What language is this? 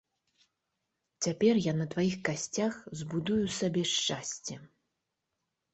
Belarusian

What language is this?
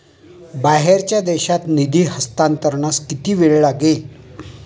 Marathi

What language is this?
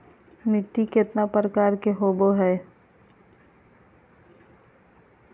Magahi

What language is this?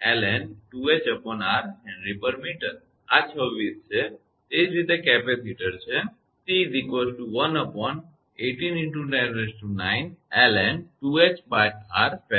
Gujarati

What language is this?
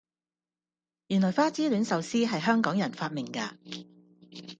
Cantonese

